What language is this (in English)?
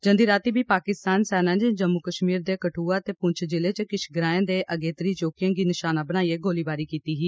Dogri